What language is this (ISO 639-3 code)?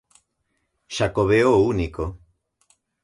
glg